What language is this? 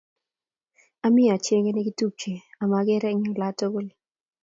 Kalenjin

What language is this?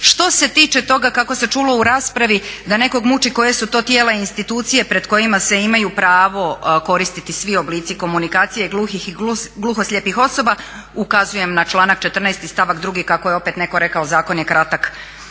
Croatian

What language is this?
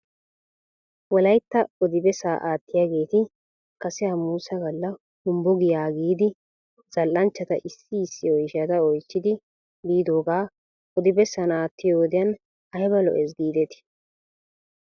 Wolaytta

